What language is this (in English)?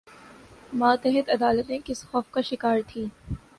Urdu